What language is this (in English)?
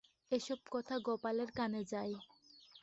Bangla